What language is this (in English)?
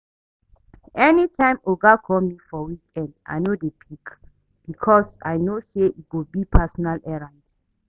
Nigerian Pidgin